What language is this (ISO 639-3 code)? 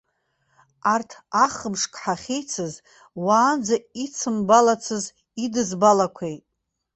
abk